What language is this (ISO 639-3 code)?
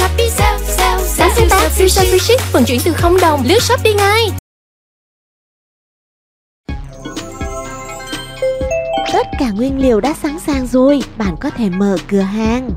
vie